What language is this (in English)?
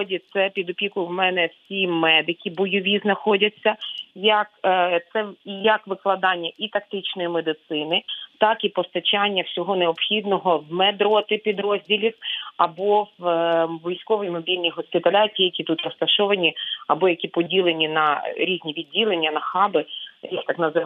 Ukrainian